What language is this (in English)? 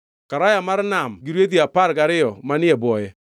Luo (Kenya and Tanzania)